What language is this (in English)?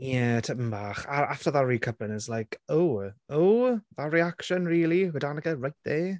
Welsh